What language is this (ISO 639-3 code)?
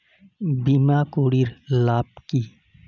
ben